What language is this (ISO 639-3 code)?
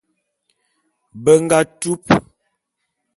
bum